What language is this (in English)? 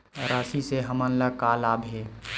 Chhattisgarhi